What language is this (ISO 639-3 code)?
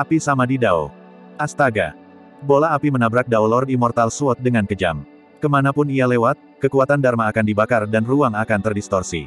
ind